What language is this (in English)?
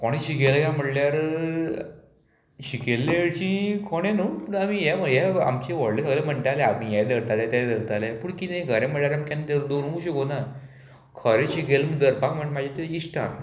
Konkani